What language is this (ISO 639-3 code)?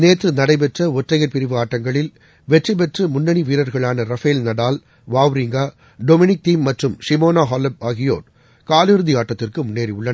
tam